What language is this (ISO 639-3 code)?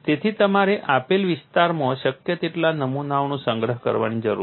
guj